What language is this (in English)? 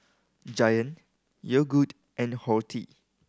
English